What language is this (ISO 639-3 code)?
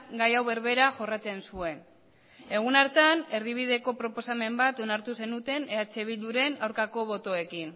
eus